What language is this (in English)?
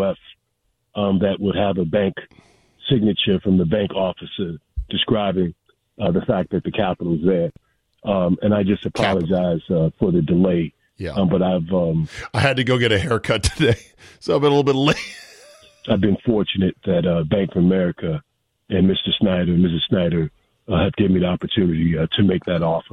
English